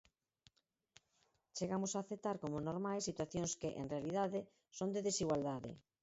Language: Galician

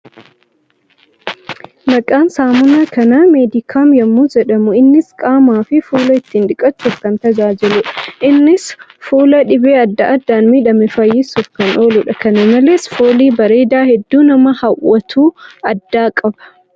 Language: Oromo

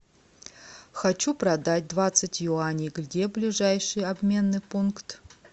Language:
Russian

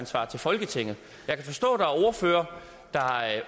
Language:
Danish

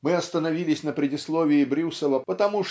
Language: Russian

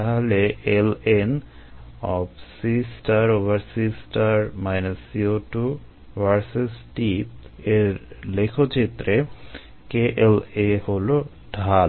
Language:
Bangla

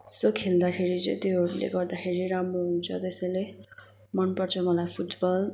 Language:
Nepali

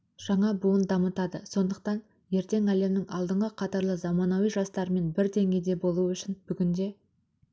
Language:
Kazakh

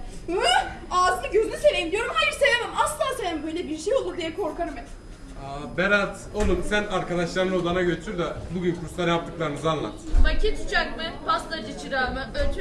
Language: Turkish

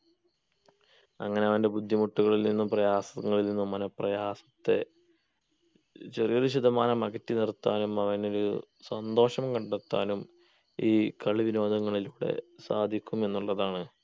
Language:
Malayalam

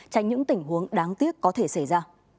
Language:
Vietnamese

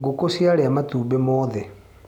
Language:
Kikuyu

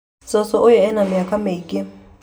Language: Kikuyu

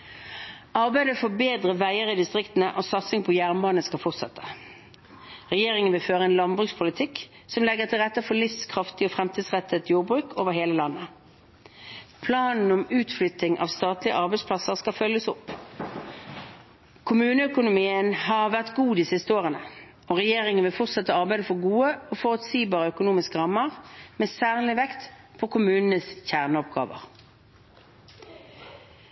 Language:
Norwegian Bokmål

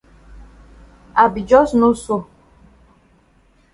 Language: Cameroon Pidgin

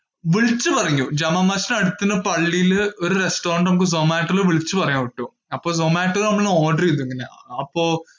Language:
Malayalam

